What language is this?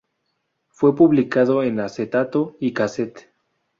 Spanish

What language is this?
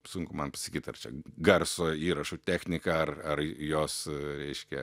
Lithuanian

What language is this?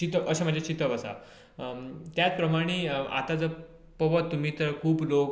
Konkani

